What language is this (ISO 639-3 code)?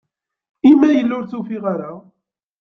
kab